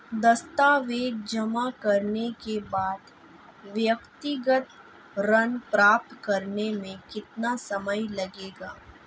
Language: Hindi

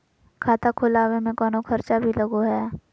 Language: Magahi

